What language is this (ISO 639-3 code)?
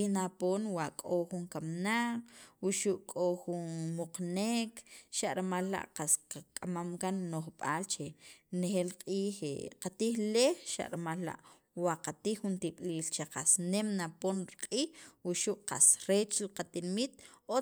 quv